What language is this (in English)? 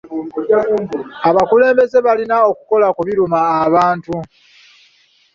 Ganda